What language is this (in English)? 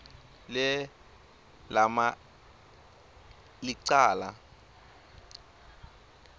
Swati